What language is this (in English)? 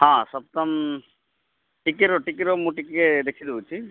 Odia